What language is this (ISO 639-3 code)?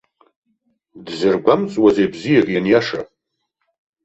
abk